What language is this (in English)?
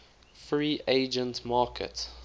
English